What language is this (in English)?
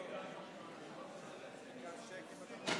Hebrew